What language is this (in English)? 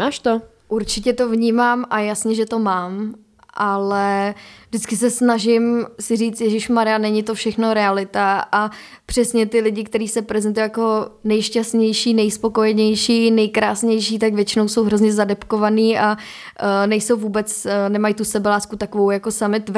Czech